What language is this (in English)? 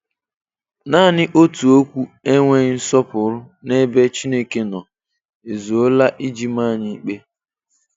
Igbo